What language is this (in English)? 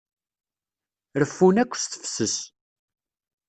Kabyle